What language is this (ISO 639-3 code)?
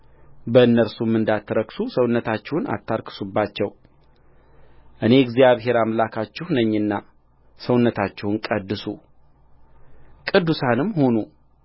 amh